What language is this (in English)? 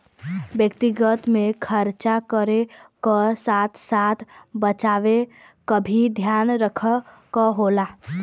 Bhojpuri